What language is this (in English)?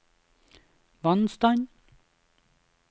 Norwegian